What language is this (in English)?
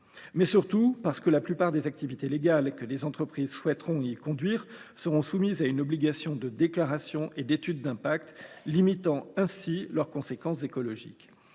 French